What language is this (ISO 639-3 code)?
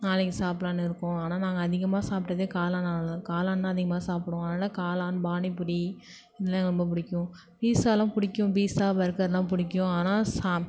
tam